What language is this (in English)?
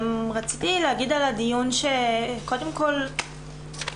Hebrew